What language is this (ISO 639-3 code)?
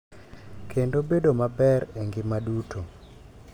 luo